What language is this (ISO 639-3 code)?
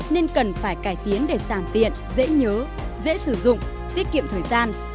vie